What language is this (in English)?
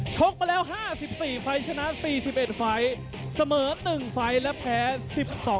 Thai